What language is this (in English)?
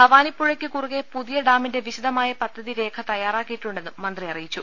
Malayalam